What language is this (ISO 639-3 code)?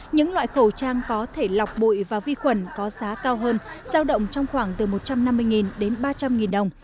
vie